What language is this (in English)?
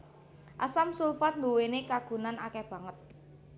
Javanese